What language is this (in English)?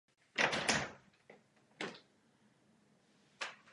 Czech